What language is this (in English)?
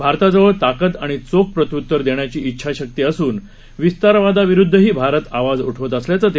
Marathi